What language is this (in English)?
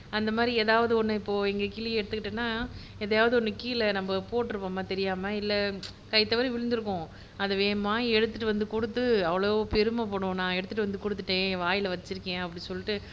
Tamil